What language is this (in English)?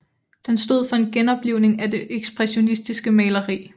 Danish